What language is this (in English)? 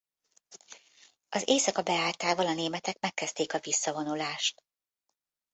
Hungarian